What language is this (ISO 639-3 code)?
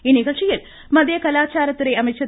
tam